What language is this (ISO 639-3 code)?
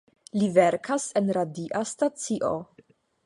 epo